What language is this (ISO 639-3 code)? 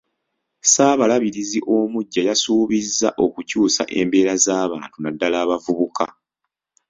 lug